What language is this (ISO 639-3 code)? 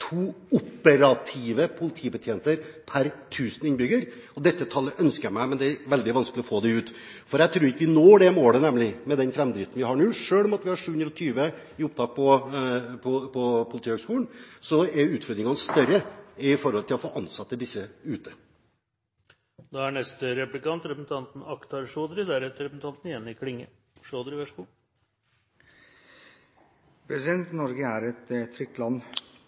nob